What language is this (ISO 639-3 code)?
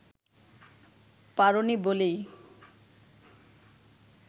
ben